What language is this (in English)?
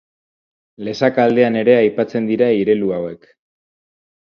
Basque